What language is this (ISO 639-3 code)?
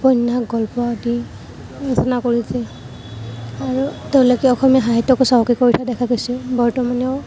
asm